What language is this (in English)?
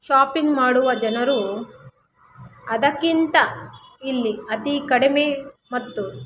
Kannada